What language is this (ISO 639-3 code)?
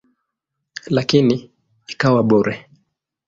swa